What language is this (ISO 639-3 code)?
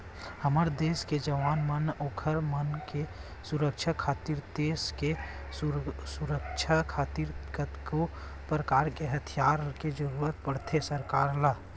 hne